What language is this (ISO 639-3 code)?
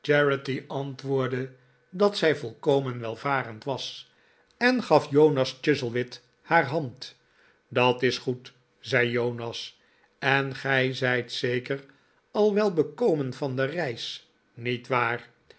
nld